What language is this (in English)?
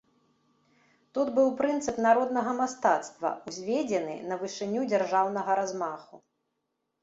Belarusian